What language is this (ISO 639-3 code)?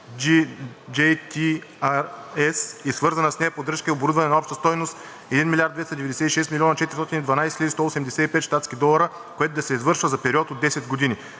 bul